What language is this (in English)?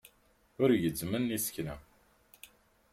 Kabyle